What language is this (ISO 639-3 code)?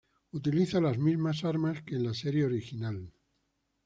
spa